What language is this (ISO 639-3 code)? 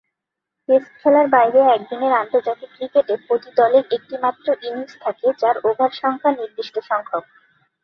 ben